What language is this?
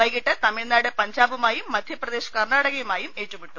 Malayalam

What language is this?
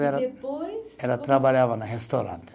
Portuguese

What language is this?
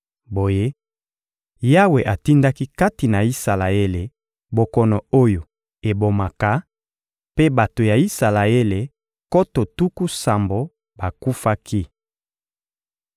Lingala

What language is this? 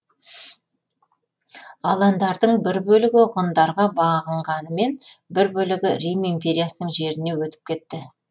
Kazakh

